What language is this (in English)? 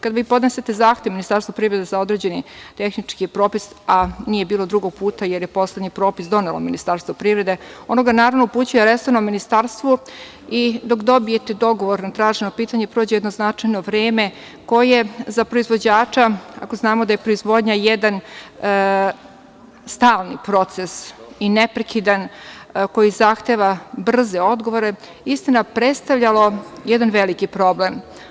Serbian